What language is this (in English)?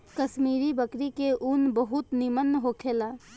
Bhojpuri